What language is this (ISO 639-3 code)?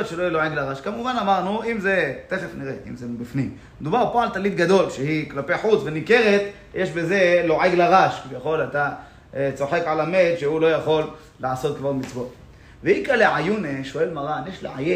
heb